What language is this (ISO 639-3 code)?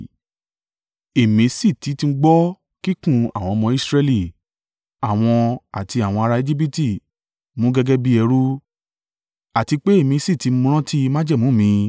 yor